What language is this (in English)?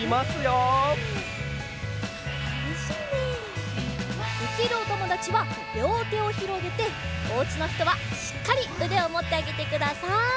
Japanese